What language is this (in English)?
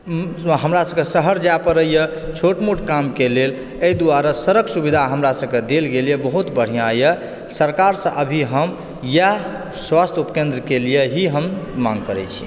Maithili